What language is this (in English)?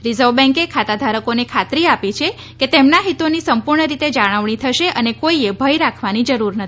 Gujarati